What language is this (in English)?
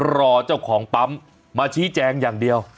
Thai